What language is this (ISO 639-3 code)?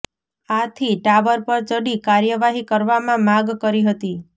guj